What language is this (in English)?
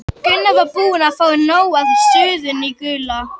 Icelandic